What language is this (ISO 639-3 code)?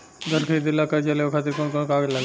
bho